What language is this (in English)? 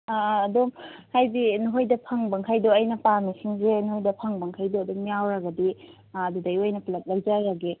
Manipuri